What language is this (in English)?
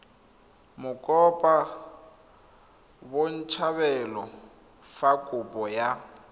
Tswana